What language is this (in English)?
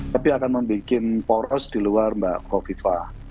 Indonesian